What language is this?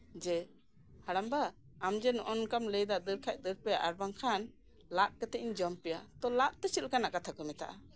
Santali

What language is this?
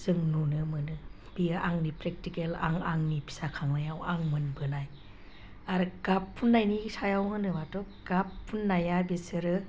Bodo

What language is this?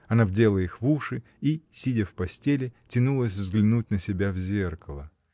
Russian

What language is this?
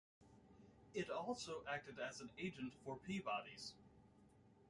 English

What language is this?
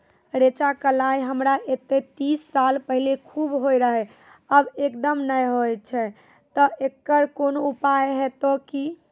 Maithili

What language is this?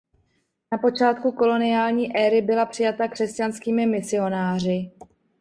Czech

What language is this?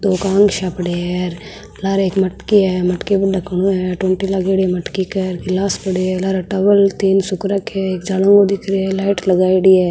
Marwari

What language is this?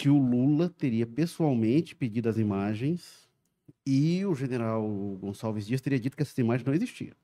Portuguese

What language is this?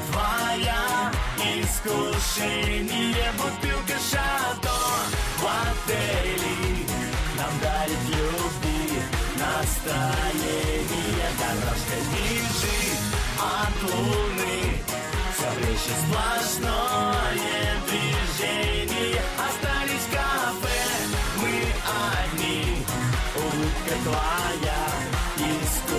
Russian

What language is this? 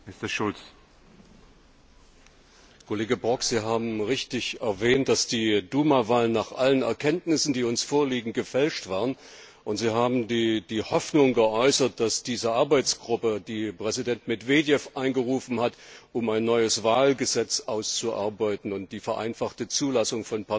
German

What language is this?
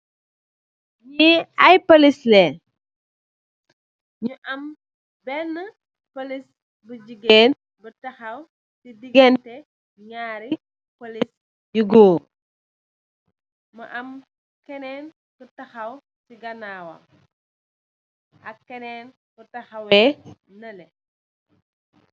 Wolof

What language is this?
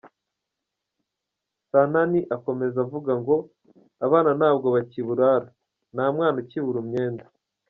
Kinyarwanda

